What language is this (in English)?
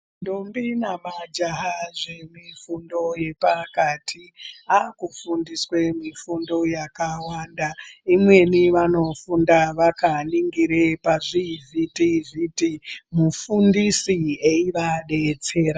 Ndau